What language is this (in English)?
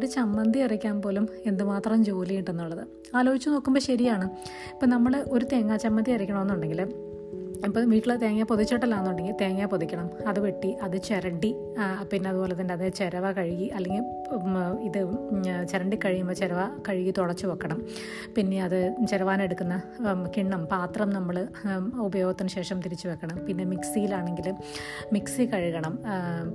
Malayalam